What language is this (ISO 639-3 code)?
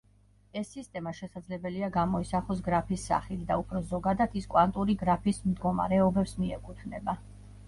kat